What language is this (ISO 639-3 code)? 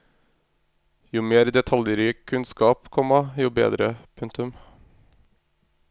nor